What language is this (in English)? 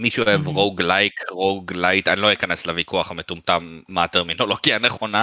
Hebrew